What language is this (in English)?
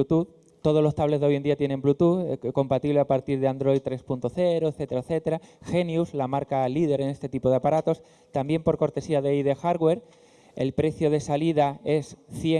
Spanish